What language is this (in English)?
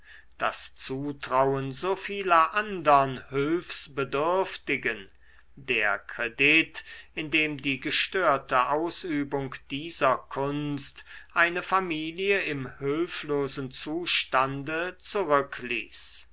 German